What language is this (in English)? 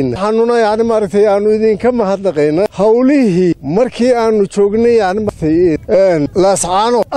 Arabic